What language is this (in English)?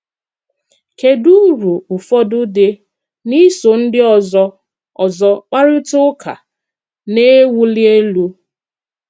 Igbo